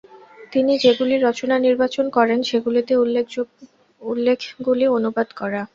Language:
Bangla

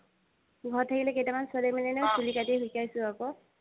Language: Assamese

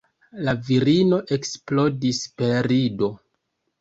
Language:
Esperanto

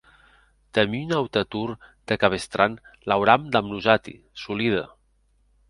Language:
Occitan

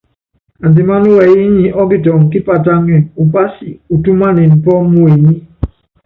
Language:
Yangben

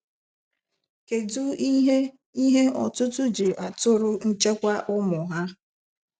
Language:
Igbo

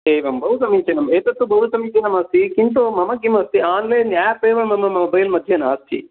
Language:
Sanskrit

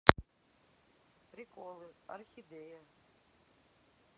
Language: Russian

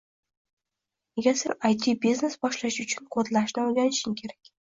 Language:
Uzbek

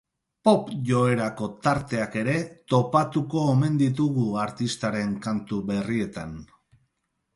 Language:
Basque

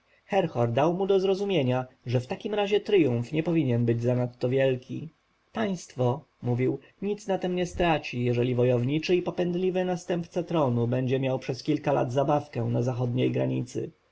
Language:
Polish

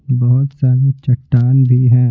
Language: Hindi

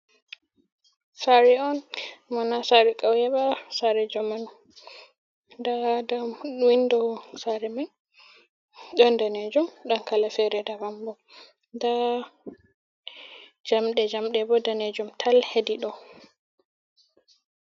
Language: Fula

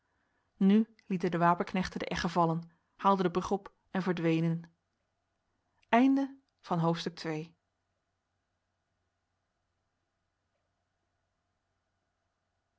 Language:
Dutch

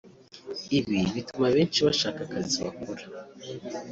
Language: Kinyarwanda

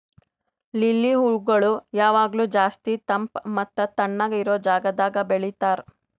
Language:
Kannada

